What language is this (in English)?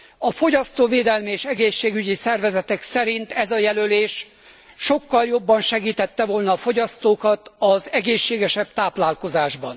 Hungarian